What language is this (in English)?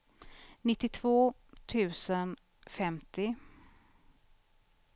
Swedish